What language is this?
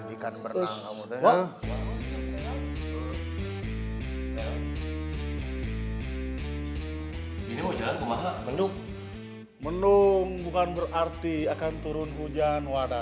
Indonesian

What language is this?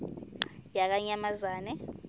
Swati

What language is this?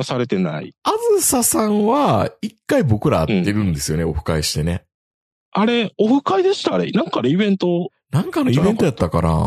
Japanese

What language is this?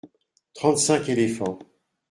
French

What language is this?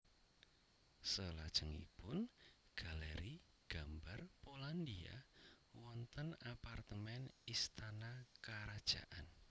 Javanese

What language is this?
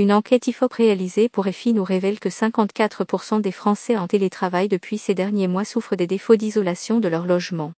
French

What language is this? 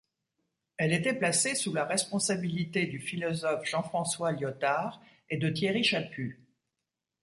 French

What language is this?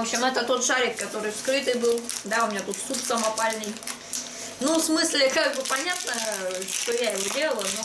Russian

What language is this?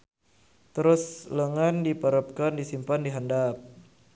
Sundanese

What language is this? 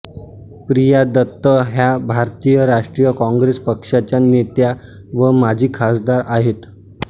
Marathi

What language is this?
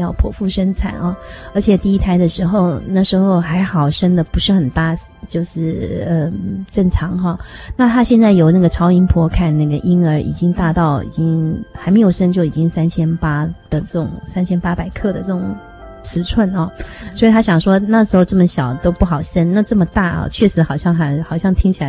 Chinese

